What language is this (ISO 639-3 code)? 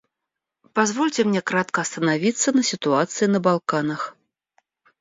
rus